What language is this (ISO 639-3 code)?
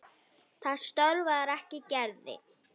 isl